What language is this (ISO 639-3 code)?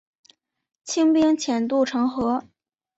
zho